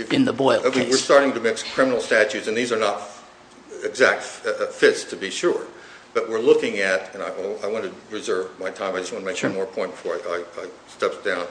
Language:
English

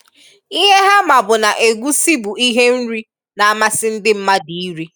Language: Igbo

